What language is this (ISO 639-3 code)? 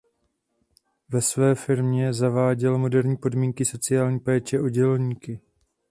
ces